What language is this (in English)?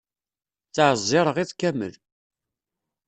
Kabyle